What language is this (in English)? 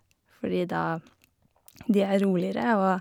Norwegian